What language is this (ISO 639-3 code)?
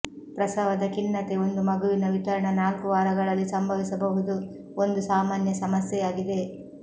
kan